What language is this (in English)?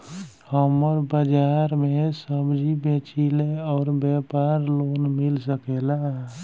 Bhojpuri